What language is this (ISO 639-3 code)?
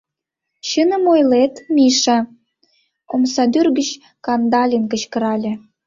chm